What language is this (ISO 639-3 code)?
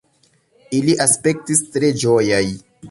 epo